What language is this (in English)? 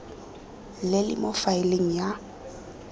Tswana